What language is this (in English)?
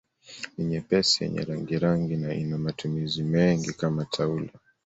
Swahili